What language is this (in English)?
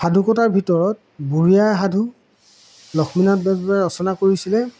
Assamese